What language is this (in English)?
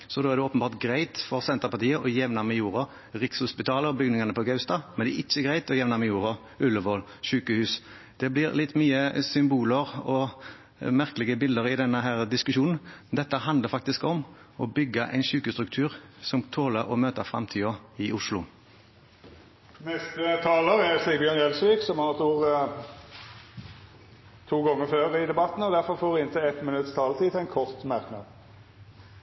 Norwegian